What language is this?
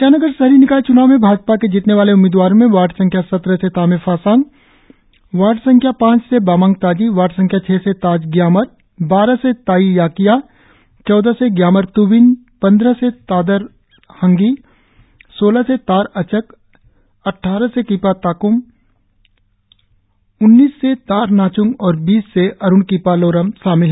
Hindi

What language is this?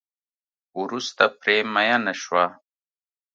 Pashto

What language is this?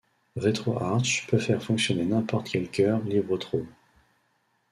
French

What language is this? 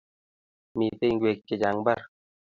Kalenjin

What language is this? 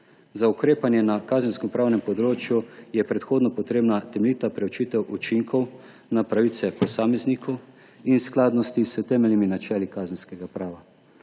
Slovenian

